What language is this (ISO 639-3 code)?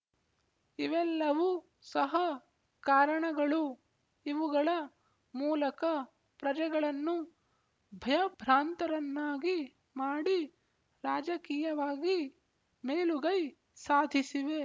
kan